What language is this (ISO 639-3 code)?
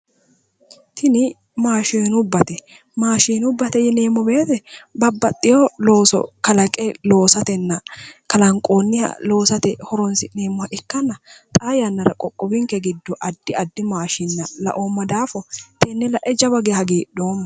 sid